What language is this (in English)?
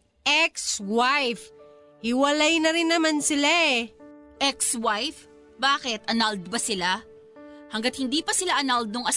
Filipino